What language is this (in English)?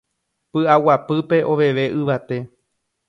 Guarani